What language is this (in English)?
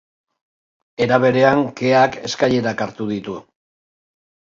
Basque